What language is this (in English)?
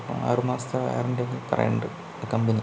Malayalam